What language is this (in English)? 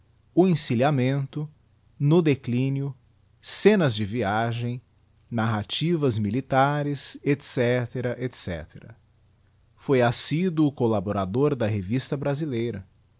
Portuguese